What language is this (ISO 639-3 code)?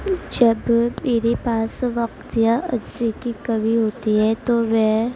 urd